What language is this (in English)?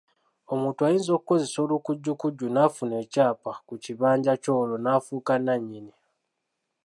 Ganda